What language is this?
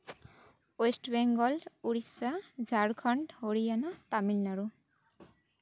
Santali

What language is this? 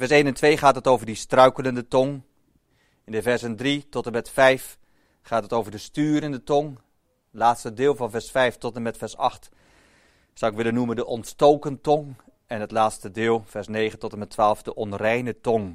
Dutch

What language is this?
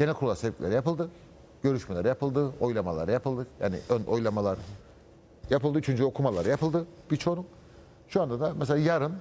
Turkish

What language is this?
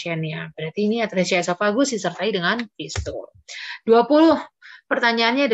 Indonesian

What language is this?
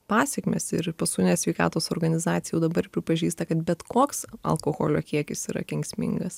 Lithuanian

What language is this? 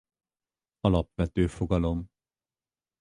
Hungarian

